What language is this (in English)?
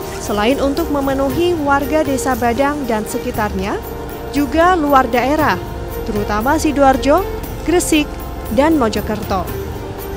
Indonesian